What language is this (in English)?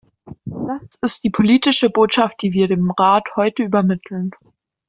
German